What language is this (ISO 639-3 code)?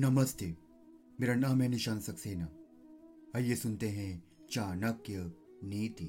hin